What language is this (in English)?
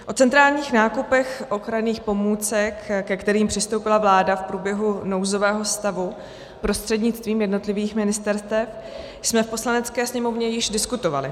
Czech